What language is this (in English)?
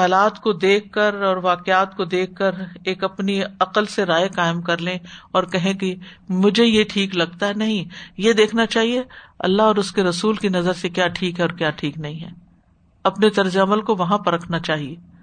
Urdu